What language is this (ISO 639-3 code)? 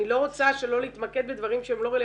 heb